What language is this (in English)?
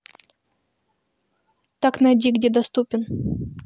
Russian